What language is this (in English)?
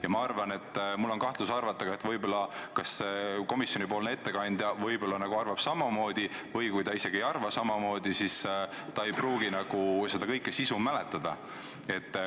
Estonian